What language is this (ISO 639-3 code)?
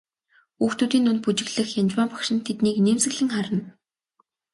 mon